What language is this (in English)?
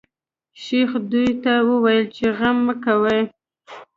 Pashto